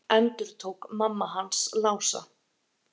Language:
Icelandic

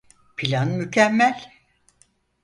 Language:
Turkish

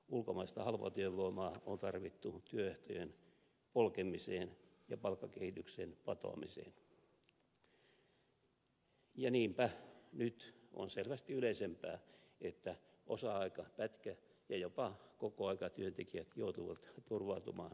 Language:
Finnish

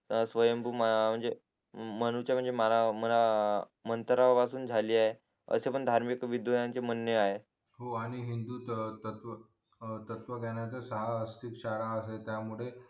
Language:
Marathi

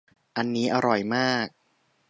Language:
Thai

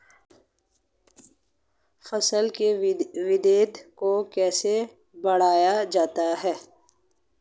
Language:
Hindi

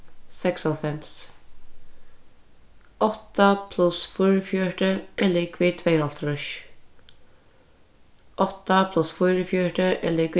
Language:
Faroese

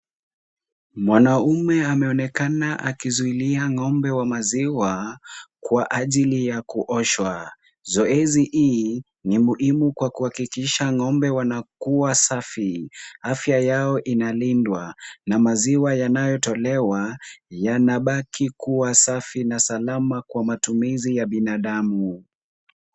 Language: Swahili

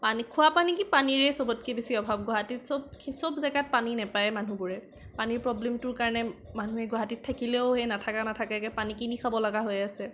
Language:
Assamese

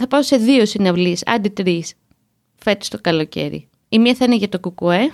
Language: Greek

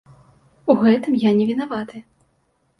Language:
Belarusian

